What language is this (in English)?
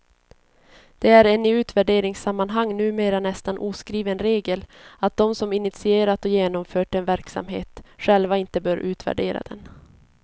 Swedish